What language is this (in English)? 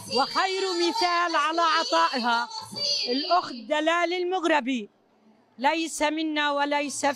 Arabic